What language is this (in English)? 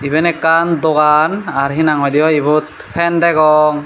Chakma